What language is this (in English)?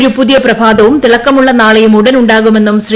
Malayalam